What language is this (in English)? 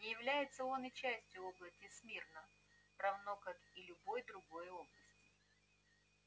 Russian